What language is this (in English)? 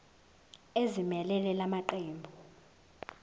Zulu